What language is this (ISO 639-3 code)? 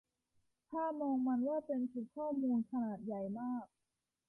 tha